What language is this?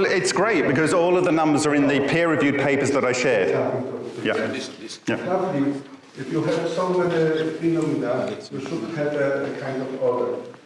English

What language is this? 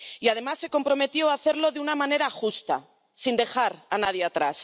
Spanish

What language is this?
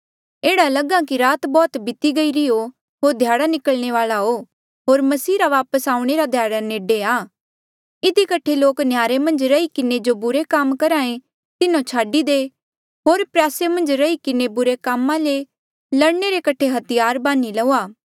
Mandeali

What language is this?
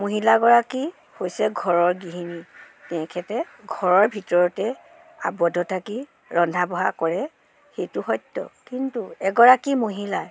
Assamese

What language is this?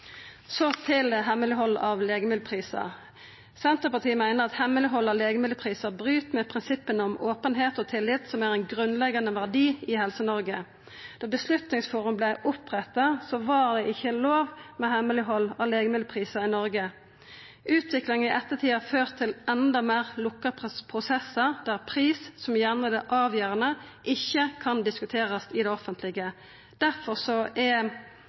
Norwegian Nynorsk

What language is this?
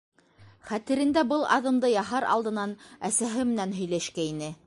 Bashkir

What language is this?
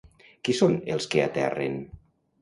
Catalan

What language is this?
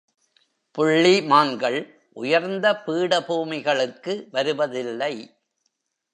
Tamil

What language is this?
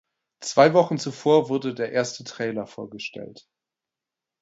German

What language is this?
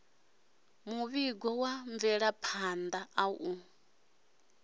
Venda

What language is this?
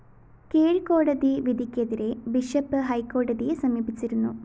Malayalam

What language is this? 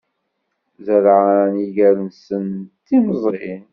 Kabyle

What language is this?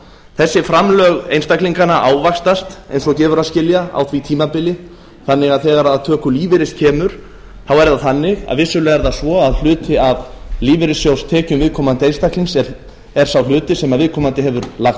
Icelandic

